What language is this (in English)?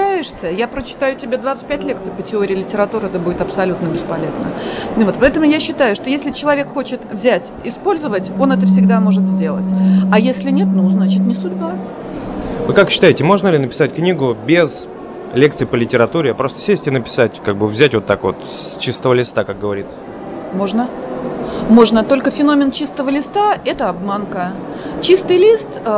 Russian